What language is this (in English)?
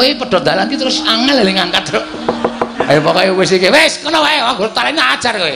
Indonesian